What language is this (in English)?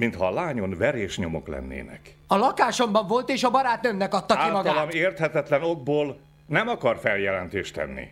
Hungarian